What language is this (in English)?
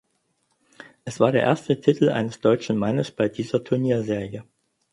German